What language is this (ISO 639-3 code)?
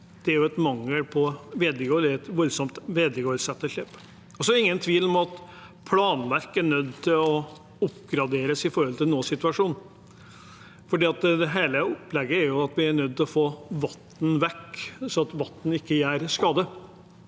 nor